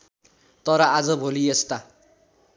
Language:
Nepali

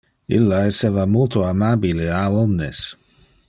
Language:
Interlingua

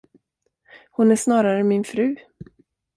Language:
Swedish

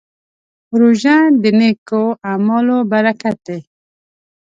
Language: Pashto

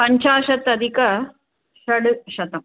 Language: Sanskrit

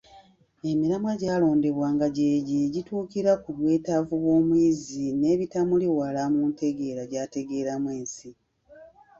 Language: Ganda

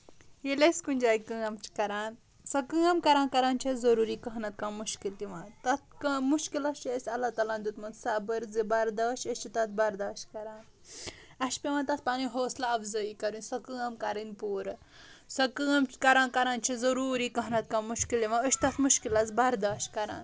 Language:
Kashmiri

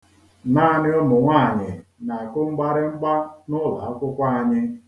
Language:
Igbo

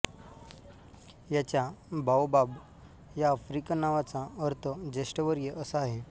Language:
Marathi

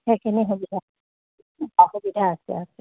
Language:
Assamese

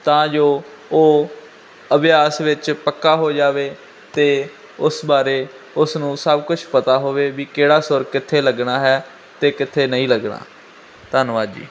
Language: Punjabi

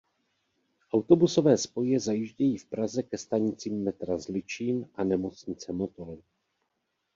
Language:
Czech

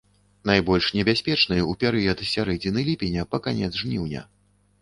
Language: Belarusian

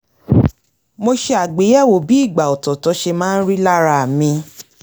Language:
Yoruba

